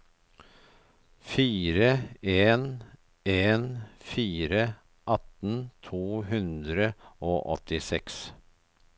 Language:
Norwegian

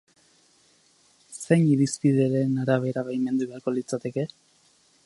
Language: Basque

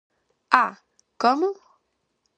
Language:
Galician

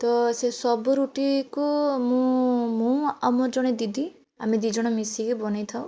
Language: Odia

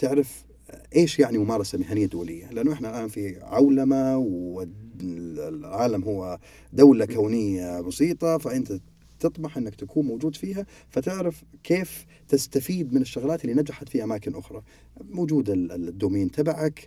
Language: Arabic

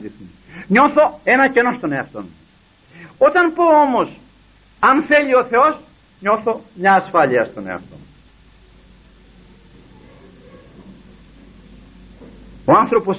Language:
Greek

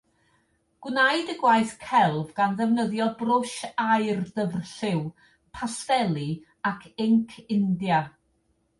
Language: Welsh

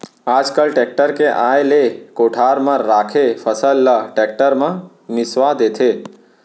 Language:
Chhattisgarhi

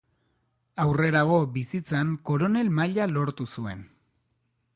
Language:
Basque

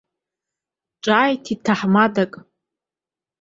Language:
Abkhazian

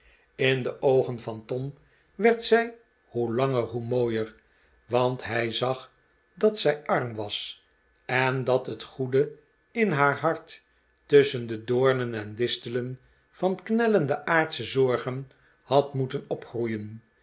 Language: Dutch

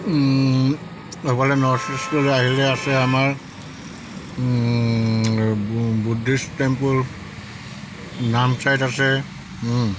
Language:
Assamese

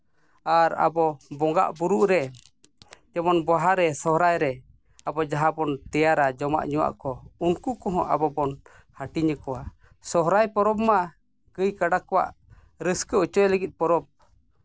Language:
Santali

